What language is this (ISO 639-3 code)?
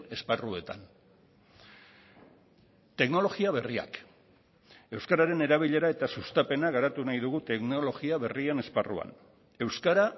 eus